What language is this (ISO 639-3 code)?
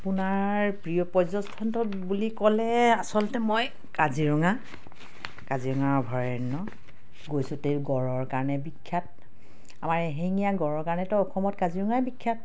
asm